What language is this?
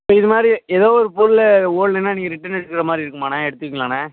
Tamil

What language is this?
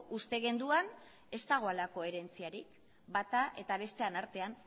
Basque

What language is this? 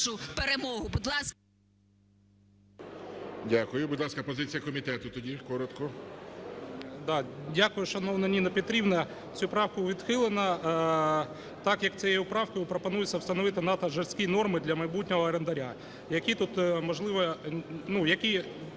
Ukrainian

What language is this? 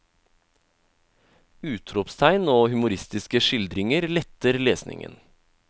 Norwegian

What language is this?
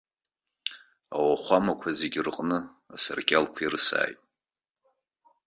Abkhazian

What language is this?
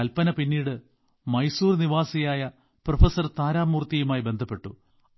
Malayalam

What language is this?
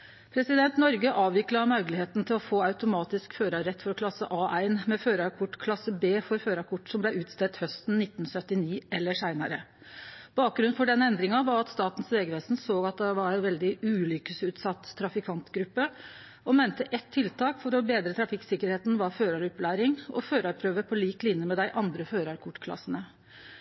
Norwegian Nynorsk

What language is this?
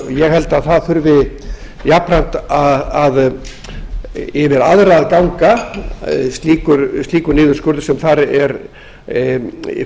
Icelandic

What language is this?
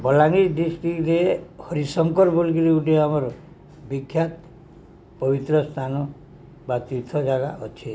Odia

